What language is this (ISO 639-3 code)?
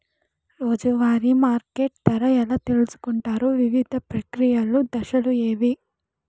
tel